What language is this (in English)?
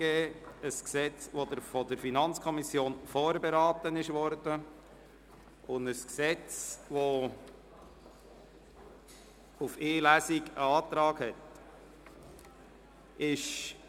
Swiss German